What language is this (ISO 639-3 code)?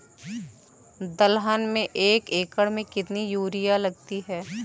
hin